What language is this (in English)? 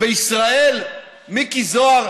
Hebrew